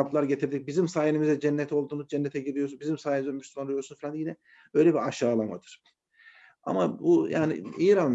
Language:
Turkish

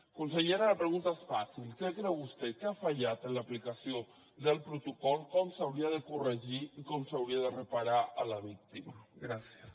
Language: Catalan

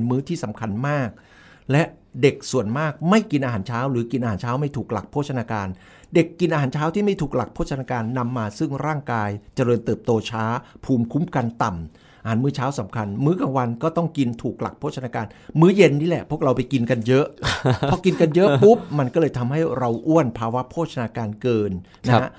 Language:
Thai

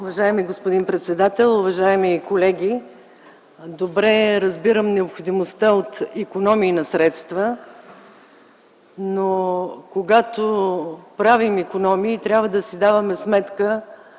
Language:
Bulgarian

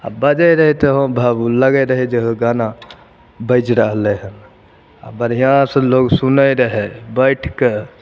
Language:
Maithili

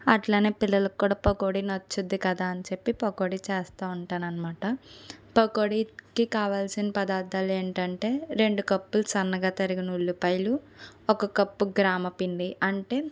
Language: Telugu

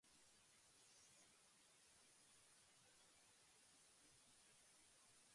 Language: Japanese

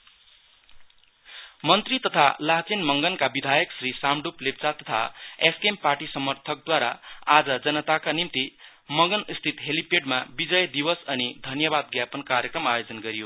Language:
Nepali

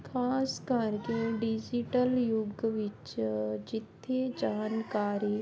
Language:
Punjabi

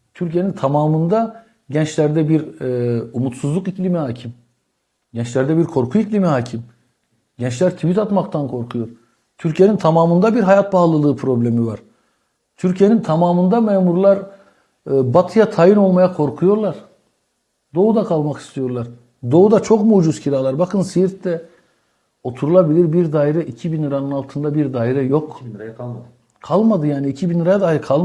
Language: Turkish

